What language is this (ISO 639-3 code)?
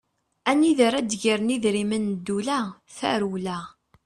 kab